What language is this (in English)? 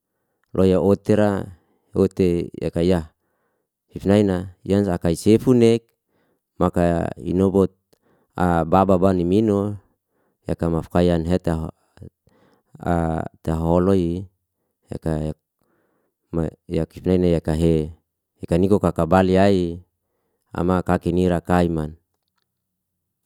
Liana-Seti